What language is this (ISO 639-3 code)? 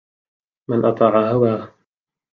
ara